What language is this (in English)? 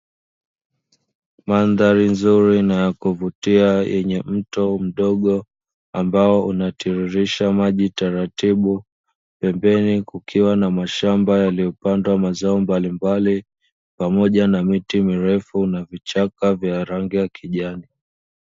Swahili